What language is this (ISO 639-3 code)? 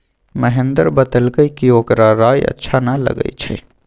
mag